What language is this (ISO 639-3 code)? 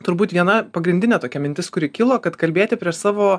lit